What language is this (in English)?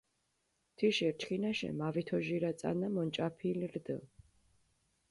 Mingrelian